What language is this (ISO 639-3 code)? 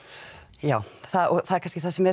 isl